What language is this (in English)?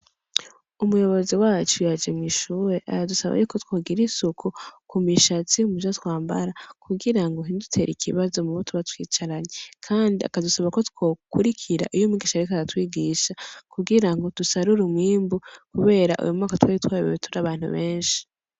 Rundi